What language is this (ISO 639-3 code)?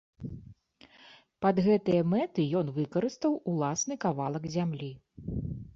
bel